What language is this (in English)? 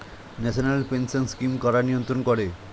Bangla